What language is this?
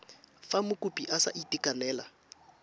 Tswana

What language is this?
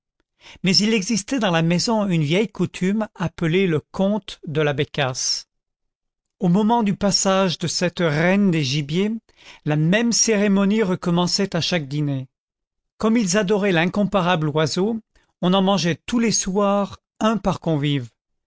French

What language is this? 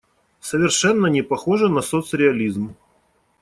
Russian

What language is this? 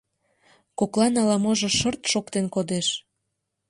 Mari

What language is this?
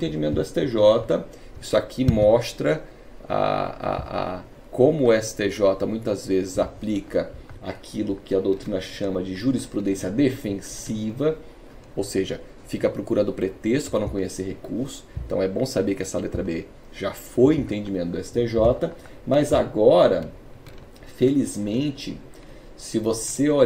Portuguese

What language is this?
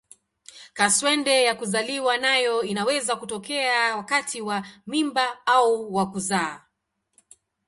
Swahili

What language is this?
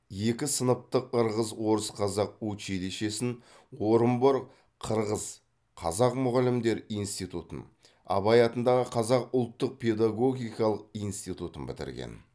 Kazakh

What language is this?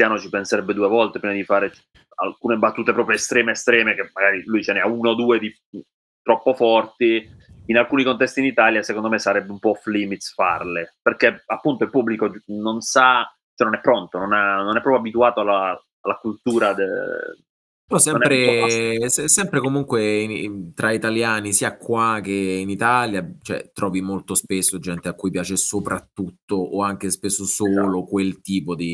Italian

